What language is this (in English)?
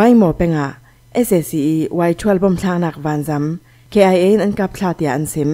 Thai